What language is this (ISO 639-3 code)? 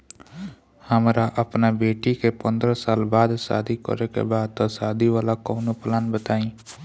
bho